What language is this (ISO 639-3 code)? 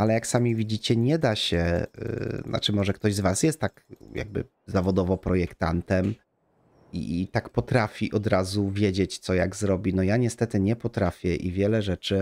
pol